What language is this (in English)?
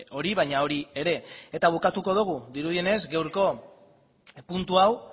Basque